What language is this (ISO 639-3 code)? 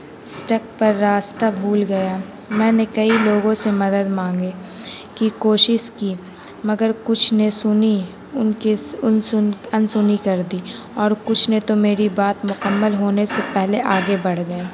urd